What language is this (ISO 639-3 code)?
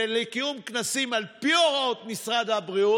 heb